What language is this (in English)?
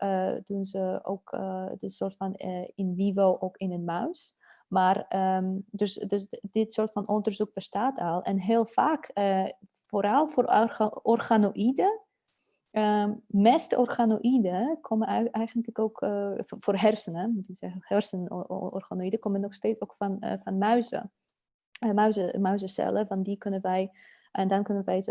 Dutch